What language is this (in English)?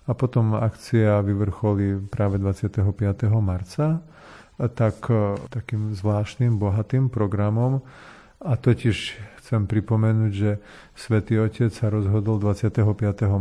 Slovak